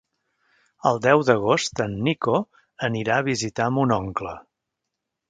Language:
Catalan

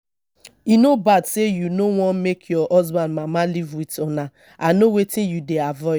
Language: Nigerian Pidgin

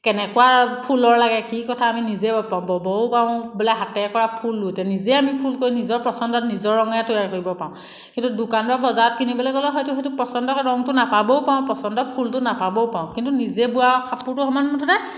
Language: Assamese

